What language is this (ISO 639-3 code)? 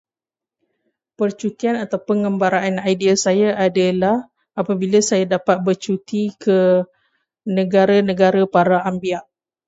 msa